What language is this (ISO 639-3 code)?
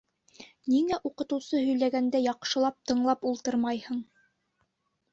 bak